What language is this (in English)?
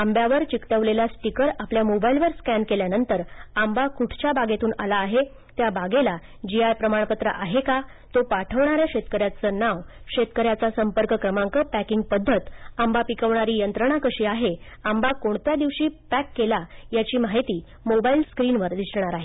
Marathi